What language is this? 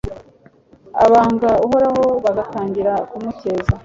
Kinyarwanda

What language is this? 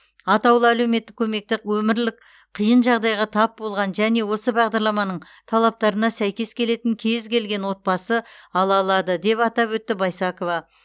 Kazakh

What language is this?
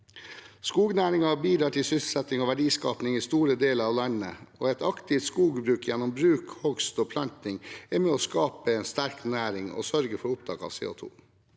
Norwegian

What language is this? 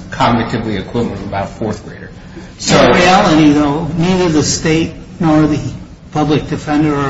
English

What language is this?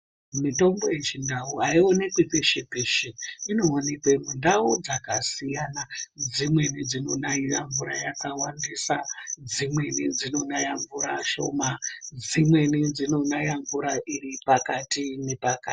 Ndau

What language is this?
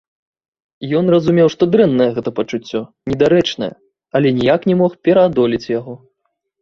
Belarusian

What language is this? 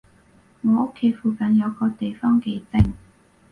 Cantonese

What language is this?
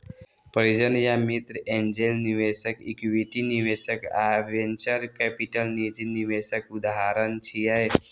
Maithili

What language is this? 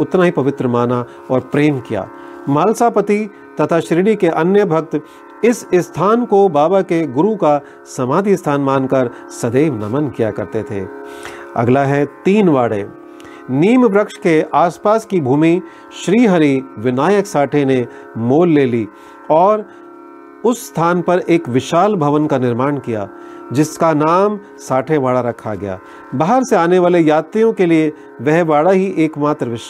Hindi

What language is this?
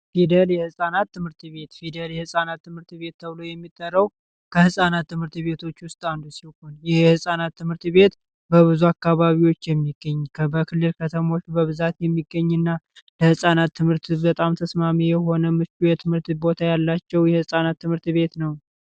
Amharic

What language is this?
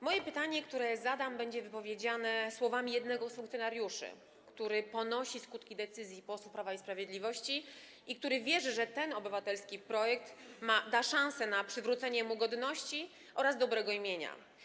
Polish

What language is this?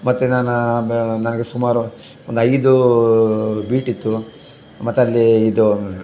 Kannada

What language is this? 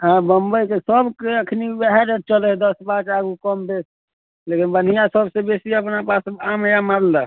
Maithili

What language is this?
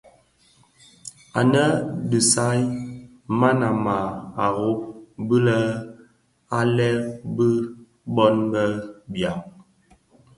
Bafia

